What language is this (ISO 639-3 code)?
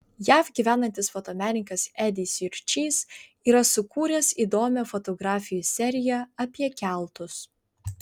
lit